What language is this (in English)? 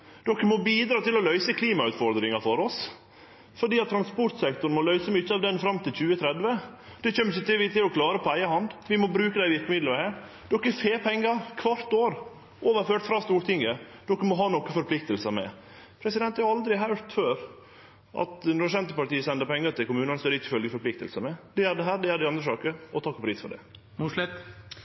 Norwegian Nynorsk